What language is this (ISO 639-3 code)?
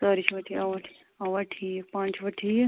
kas